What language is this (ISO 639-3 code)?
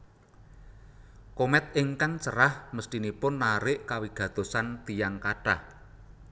jav